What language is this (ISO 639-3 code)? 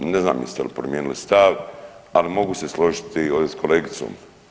hrv